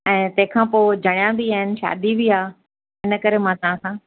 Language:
Sindhi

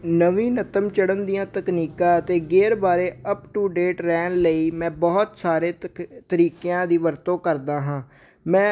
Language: Punjabi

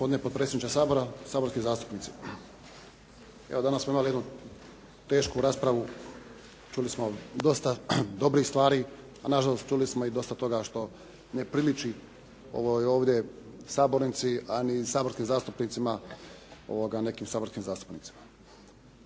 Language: Croatian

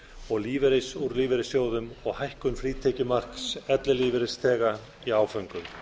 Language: Icelandic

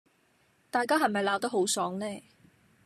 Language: Cantonese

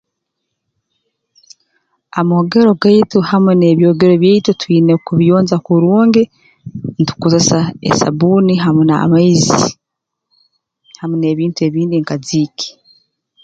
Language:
Tooro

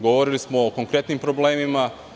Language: Serbian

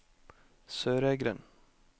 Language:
Norwegian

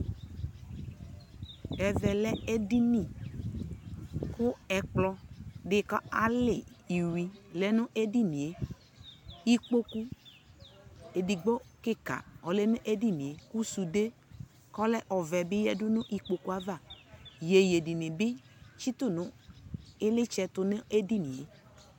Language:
Ikposo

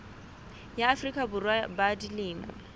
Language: Southern Sotho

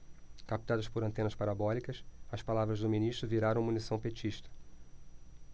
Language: Portuguese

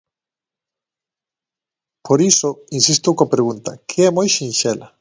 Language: Galician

